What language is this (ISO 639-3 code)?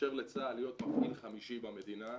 heb